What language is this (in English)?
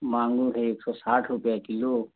Hindi